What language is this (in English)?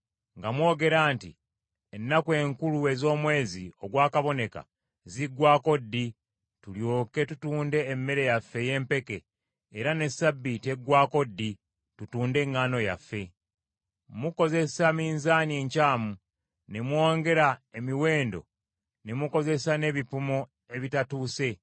Ganda